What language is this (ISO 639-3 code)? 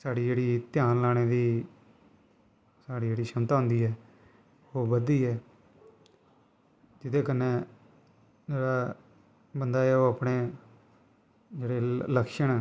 doi